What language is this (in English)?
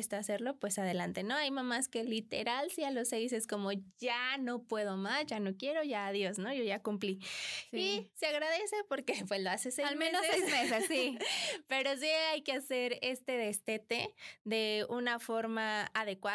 Spanish